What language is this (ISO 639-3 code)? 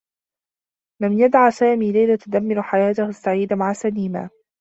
ara